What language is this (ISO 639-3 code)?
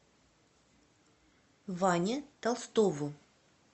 rus